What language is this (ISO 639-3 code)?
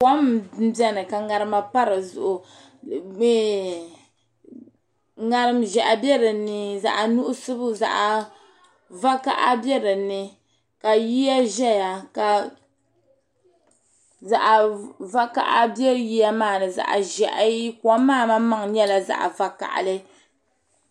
dag